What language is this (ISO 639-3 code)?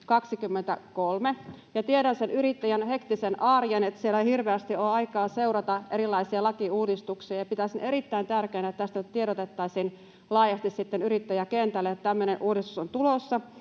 fin